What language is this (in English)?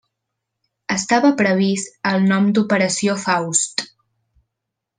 Catalan